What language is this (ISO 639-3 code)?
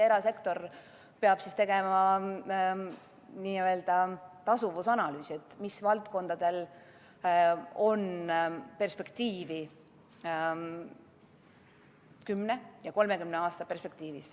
est